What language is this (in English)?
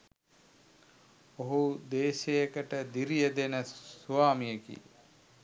Sinhala